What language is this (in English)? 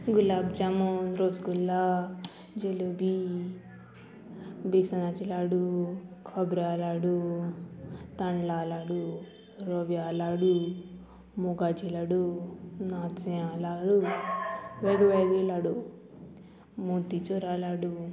Konkani